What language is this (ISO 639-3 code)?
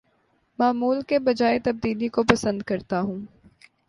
urd